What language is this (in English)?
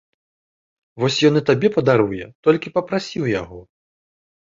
Belarusian